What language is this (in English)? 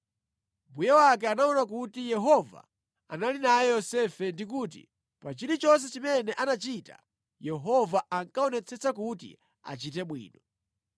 Nyanja